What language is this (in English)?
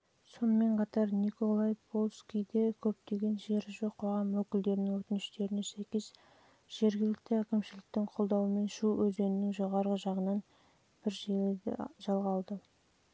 Kazakh